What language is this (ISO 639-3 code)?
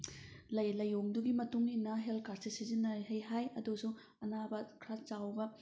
mni